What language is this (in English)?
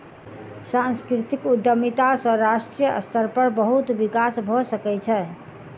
Maithili